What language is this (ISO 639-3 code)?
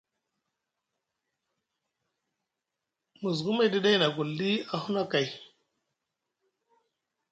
mug